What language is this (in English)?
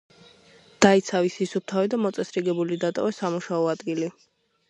Georgian